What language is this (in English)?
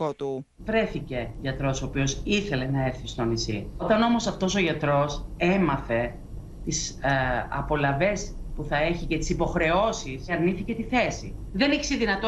Greek